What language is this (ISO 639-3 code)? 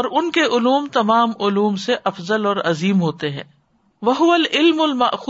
urd